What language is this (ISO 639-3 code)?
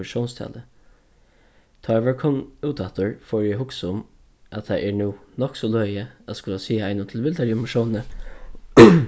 fao